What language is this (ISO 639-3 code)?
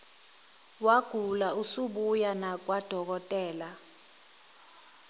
zul